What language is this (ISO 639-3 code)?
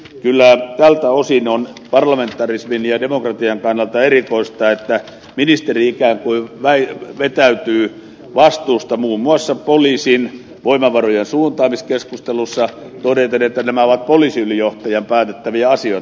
fin